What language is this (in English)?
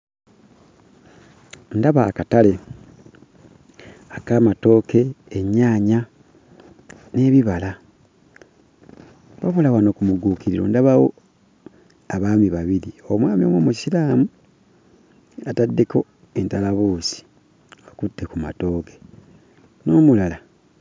Ganda